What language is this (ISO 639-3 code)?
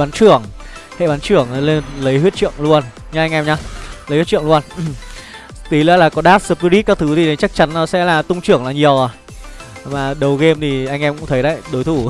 vie